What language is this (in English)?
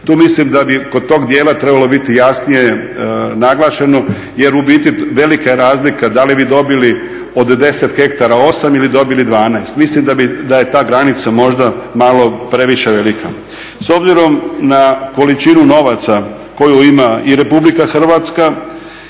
Croatian